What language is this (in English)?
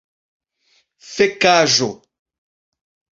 Esperanto